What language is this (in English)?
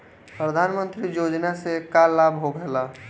Bhojpuri